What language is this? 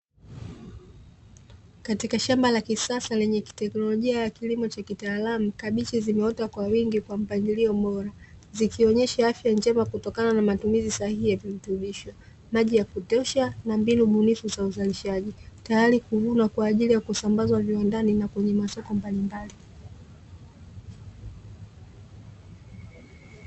Swahili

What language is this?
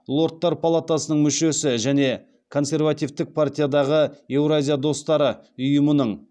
Kazakh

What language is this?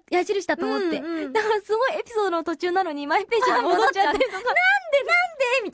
Japanese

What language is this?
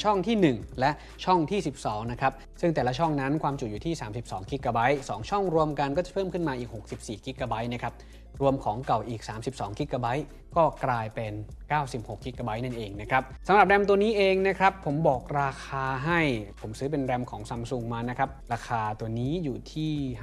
Thai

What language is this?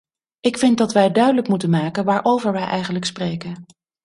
Dutch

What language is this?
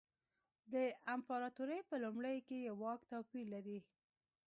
Pashto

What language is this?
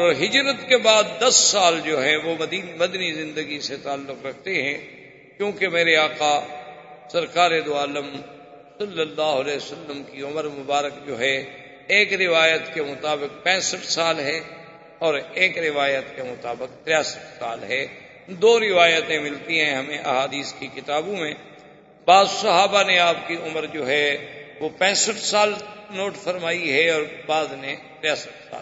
Urdu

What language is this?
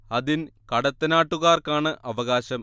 Malayalam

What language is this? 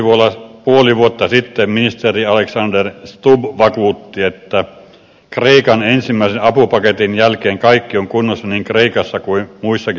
Finnish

